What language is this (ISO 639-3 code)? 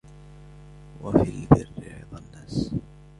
ara